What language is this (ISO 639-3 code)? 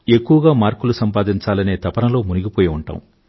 tel